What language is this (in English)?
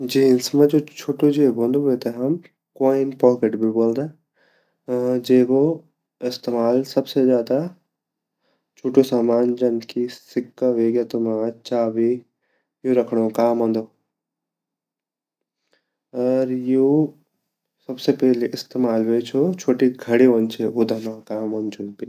Garhwali